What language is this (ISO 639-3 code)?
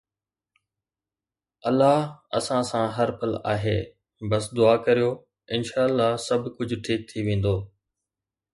snd